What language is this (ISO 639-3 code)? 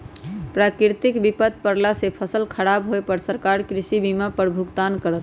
mag